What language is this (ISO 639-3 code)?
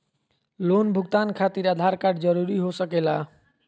mag